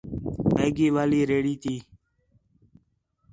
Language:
Khetrani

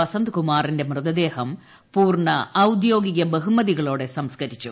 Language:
Malayalam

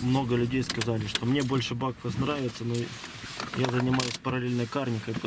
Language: Russian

